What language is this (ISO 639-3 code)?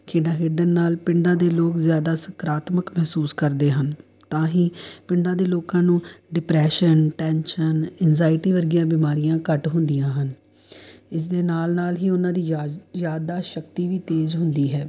pan